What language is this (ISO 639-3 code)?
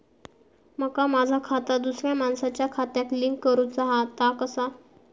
mar